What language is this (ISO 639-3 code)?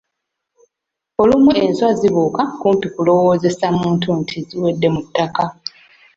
lug